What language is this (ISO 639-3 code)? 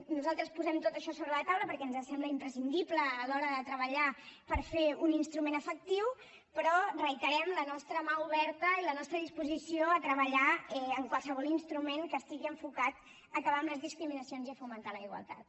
cat